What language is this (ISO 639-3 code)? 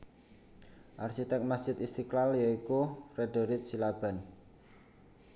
jav